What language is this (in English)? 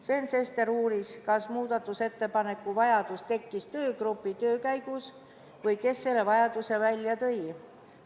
Estonian